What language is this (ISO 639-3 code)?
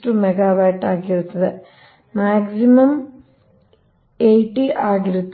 kan